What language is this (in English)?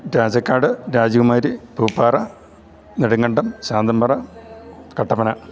Malayalam